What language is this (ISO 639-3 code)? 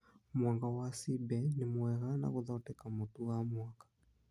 kik